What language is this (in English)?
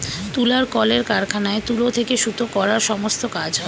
Bangla